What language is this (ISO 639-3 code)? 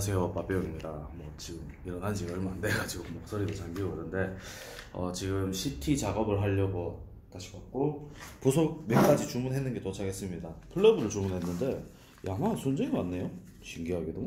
kor